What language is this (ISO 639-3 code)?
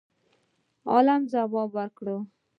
pus